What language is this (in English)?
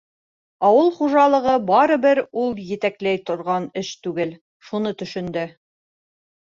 Bashkir